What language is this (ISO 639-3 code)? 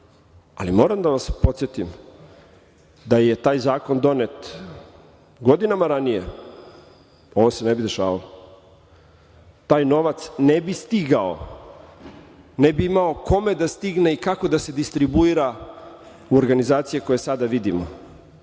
srp